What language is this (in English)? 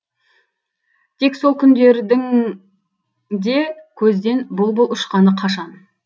Kazakh